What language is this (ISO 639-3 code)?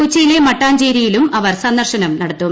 mal